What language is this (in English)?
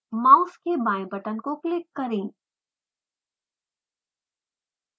Hindi